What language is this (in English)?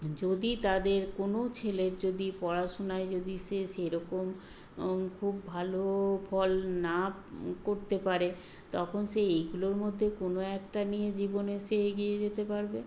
Bangla